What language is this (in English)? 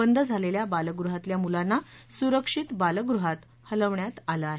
Marathi